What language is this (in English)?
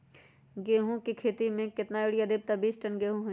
Magahi